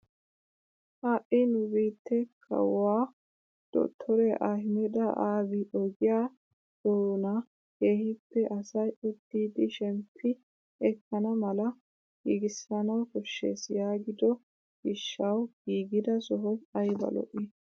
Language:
Wolaytta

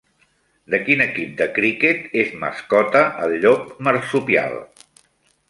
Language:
Catalan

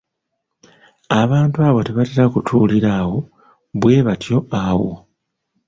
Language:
Ganda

